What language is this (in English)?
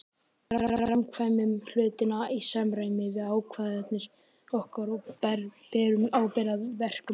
Icelandic